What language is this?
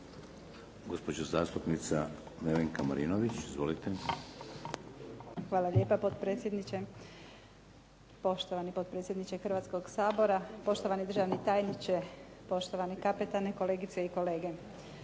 Croatian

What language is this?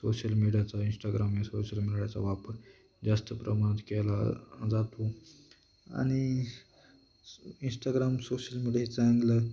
Marathi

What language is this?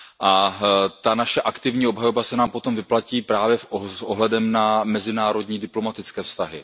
Czech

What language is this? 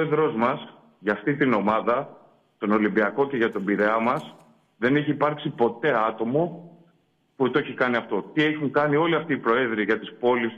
Greek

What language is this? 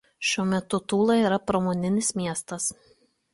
Lithuanian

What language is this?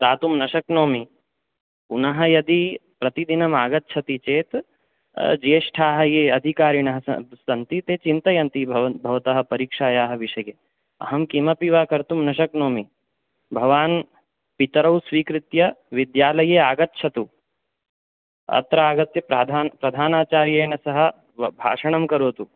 Sanskrit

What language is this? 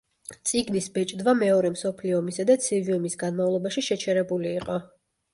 Georgian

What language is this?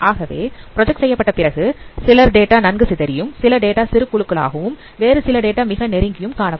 Tamil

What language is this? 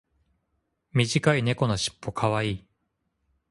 Japanese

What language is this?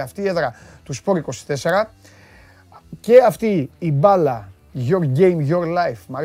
Greek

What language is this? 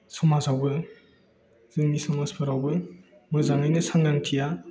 Bodo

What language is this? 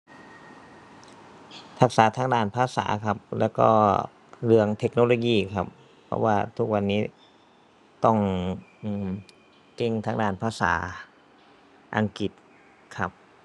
Thai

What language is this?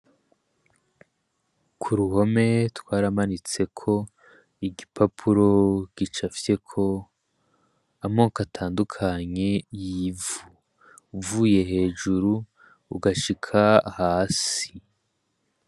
Rundi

